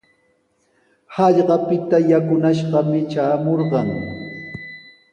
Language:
Sihuas Ancash Quechua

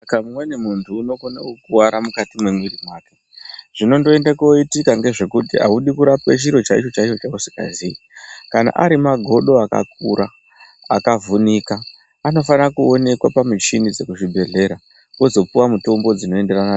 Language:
Ndau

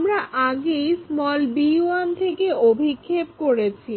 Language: Bangla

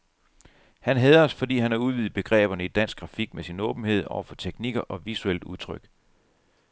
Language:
Danish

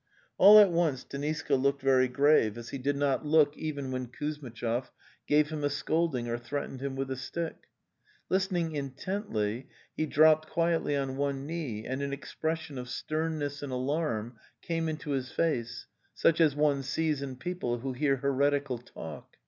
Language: English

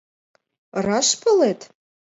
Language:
Mari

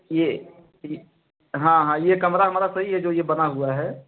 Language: Hindi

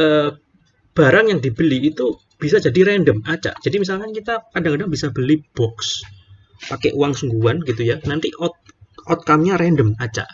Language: Indonesian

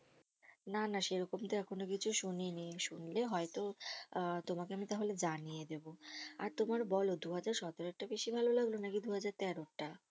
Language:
Bangla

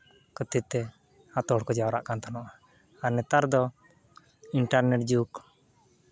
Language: Santali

